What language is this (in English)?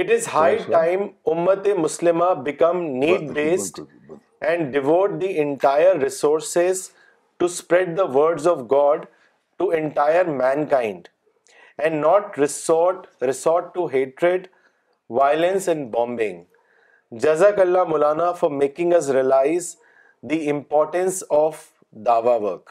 Urdu